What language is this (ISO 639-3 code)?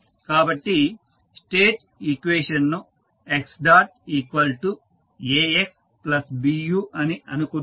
tel